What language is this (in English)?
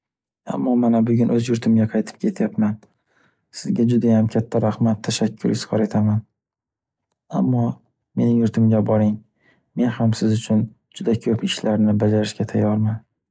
Uzbek